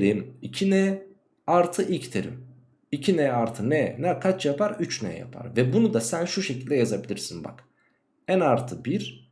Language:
Turkish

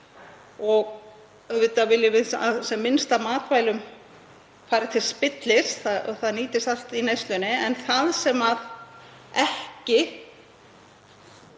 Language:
Icelandic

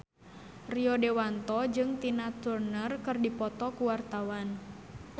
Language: Sundanese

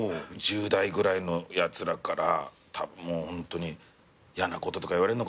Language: Japanese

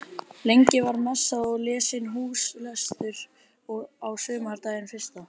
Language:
Icelandic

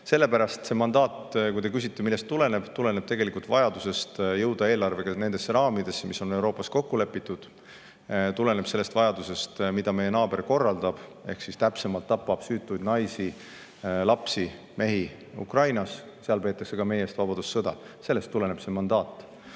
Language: Estonian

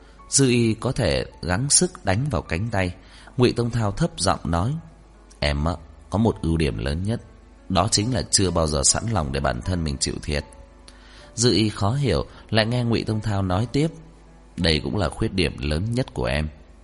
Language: Vietnamese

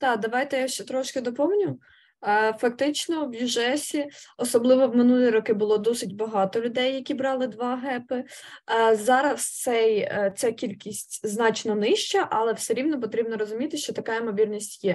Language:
Ukrainian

